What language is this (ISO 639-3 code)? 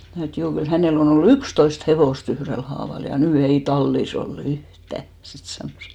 fin